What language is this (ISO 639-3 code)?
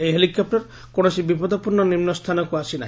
ori